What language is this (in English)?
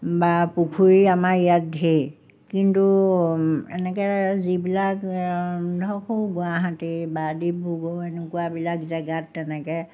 Assamese